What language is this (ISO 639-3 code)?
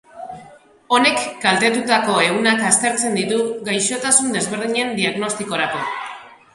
eus